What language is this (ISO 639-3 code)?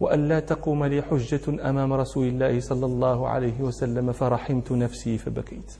ara